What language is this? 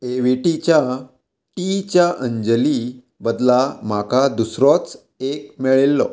Konkani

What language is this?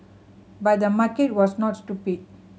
English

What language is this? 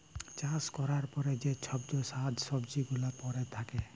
Bangla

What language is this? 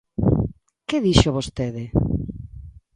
Galician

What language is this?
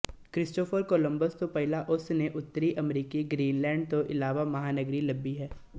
Punjabi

